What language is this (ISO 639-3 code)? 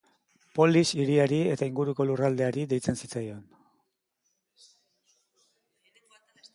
eus